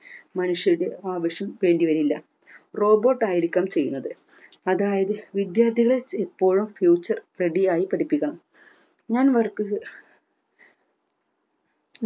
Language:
Malayalam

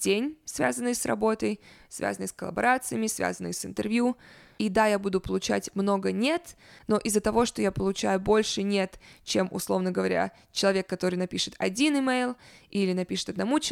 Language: Russian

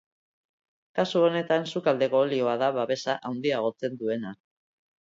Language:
Basque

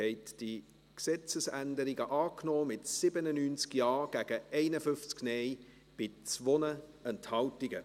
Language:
Swiss German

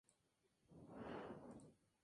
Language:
Spanish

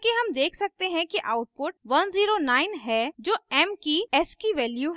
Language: Hindi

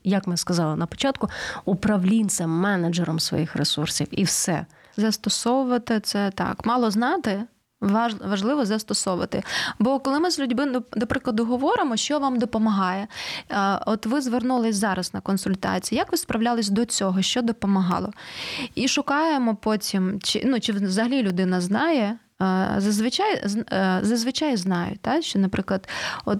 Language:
Ukrainian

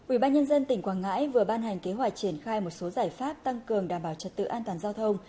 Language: Vietnamese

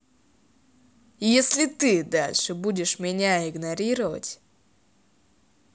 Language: Russian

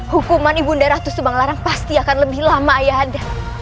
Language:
Indonesian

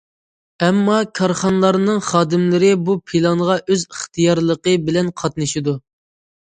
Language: Uyghur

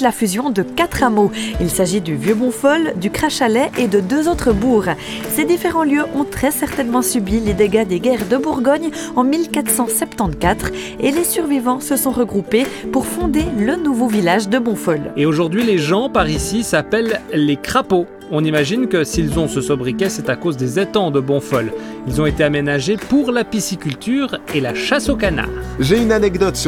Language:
French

